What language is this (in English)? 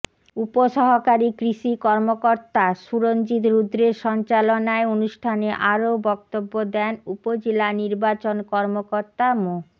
Bangla